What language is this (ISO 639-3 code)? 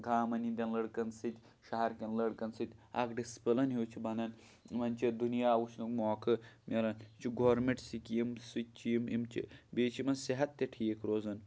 kas